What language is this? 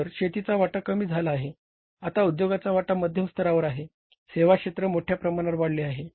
Marathi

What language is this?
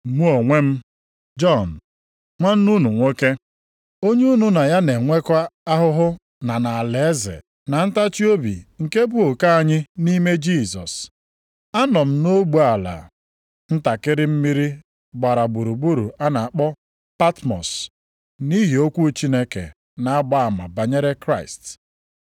Igbo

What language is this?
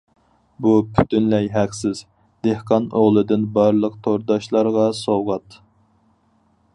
Uyghur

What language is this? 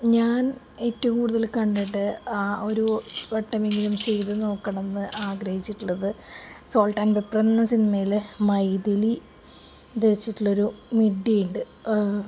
Malayalam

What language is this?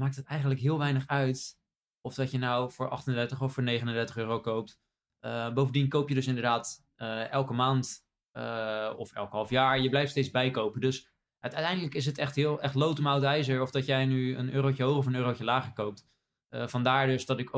Dutch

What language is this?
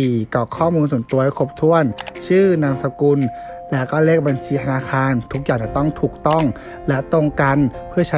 Thai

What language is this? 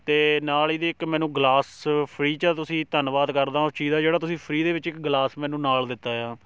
Punjabi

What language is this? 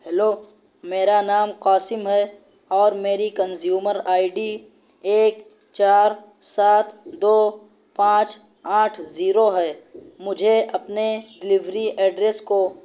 Urdu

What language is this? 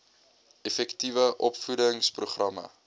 Afrikaans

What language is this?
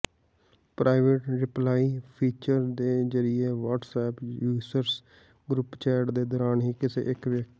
Punjabi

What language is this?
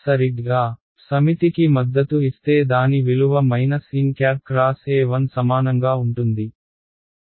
Telugu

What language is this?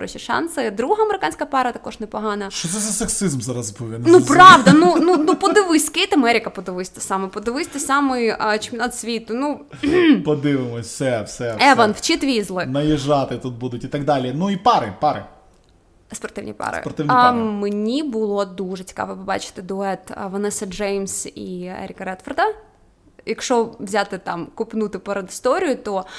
Ukrainian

